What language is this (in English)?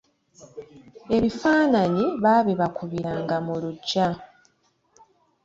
Ganda